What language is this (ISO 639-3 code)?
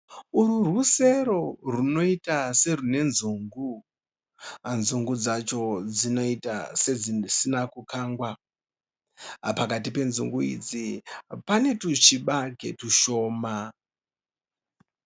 sna